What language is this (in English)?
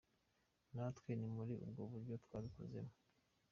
Kinyarwanda